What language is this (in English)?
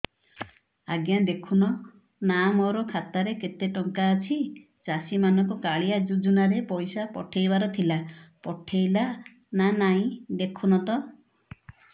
Odia